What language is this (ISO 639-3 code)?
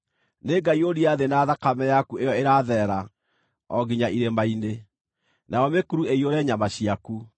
kik